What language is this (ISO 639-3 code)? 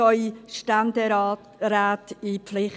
gsw